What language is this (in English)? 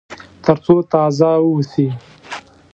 Pashto